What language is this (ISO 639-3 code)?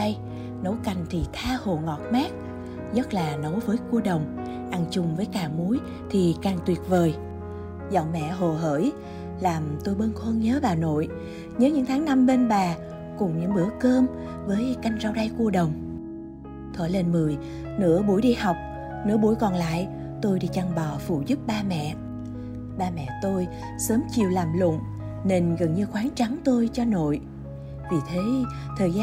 vie